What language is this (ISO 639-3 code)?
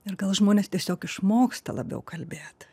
lit